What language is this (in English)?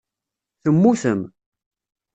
Kabyle